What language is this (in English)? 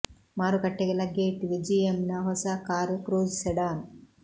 Kannada